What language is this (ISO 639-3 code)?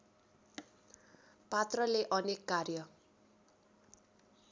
nep